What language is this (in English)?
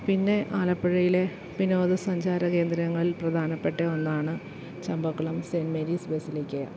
Malayalam